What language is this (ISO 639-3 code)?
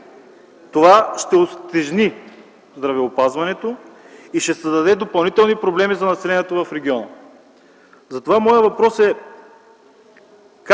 bul